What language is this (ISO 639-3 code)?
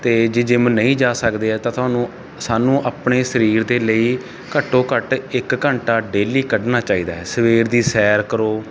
pan